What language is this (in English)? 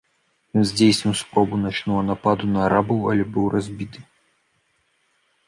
Belarusian